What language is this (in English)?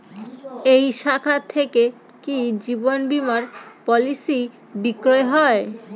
Bangla